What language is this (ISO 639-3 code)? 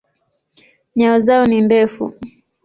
swa